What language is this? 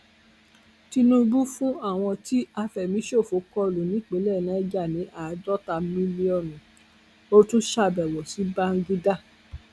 Yoruba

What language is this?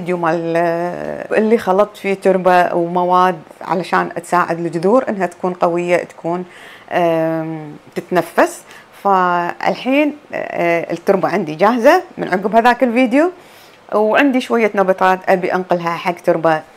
Arabic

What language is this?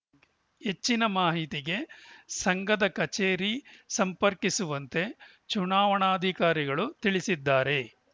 Kannada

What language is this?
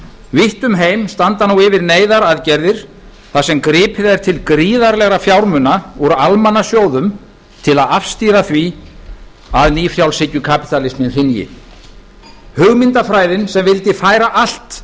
Icelandic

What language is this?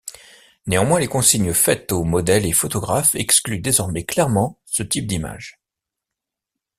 French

